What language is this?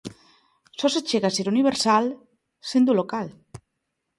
Galician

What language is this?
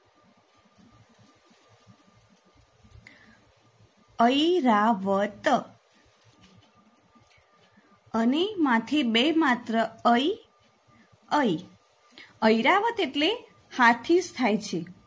Gujarati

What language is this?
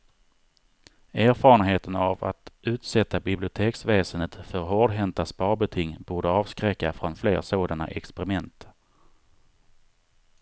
Swedish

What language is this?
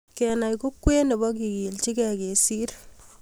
Kalenjin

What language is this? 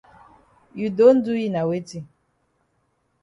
Cameroon Pidgin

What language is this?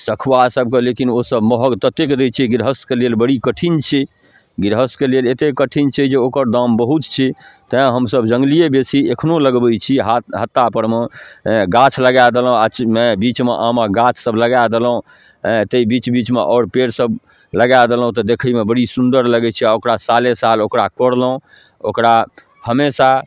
Maithili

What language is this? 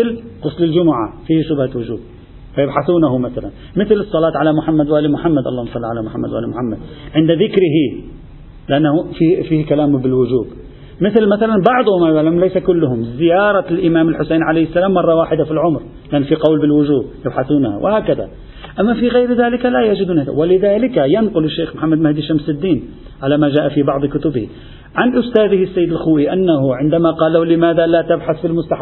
Arabic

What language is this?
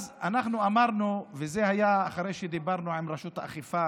Hebrew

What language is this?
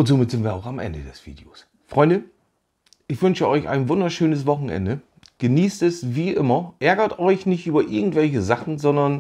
German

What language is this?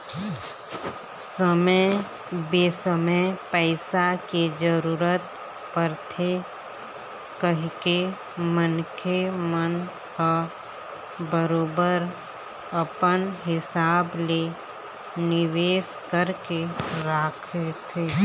Chhattisgarhi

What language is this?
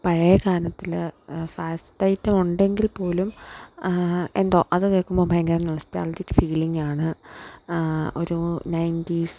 Malayalam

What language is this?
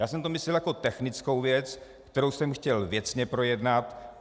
Czech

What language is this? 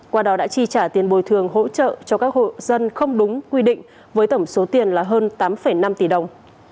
Vietnamese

